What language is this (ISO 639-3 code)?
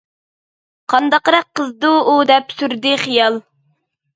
uig